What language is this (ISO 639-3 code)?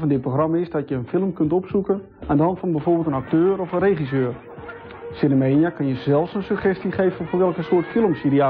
nld